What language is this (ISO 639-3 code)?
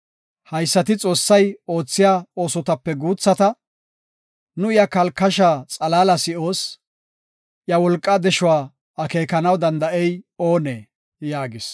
gof